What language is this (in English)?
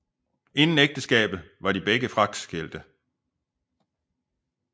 Danish